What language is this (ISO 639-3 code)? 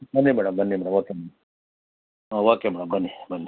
kan